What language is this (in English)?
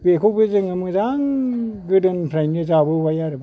Bodo